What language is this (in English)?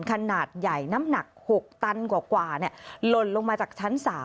Thai